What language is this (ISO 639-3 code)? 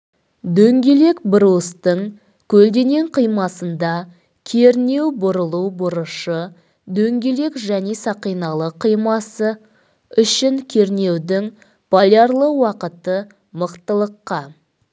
kaz